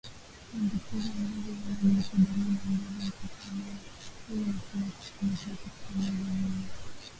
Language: Swahili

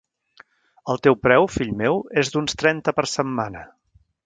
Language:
Catalan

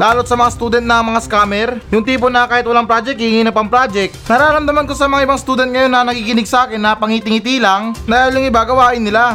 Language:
Filipino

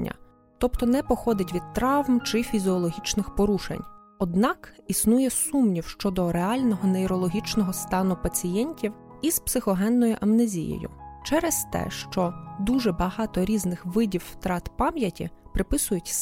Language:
Ukrainian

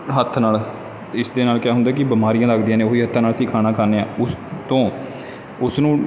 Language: Punjabi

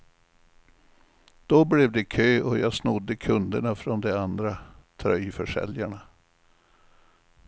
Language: Swedish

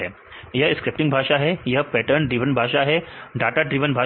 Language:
Hindi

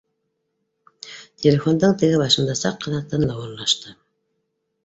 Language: Bashkir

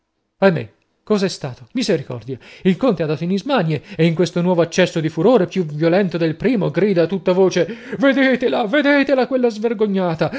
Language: Italian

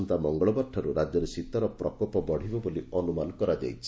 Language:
Odia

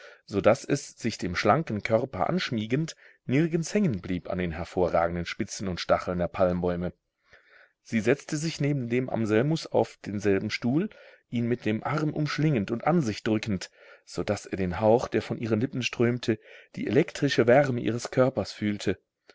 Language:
German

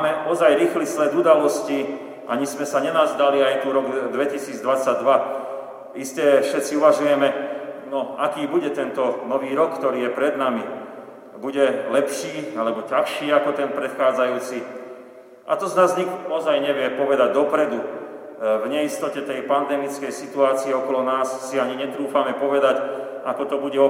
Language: Slovak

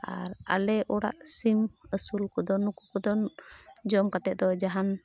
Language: Santali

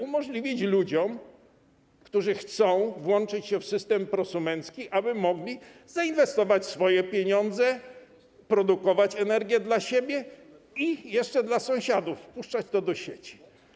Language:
Polish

